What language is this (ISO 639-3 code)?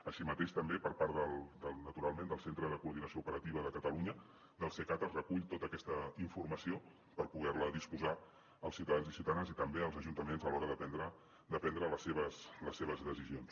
cat